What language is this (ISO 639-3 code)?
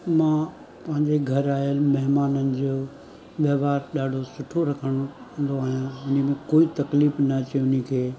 snd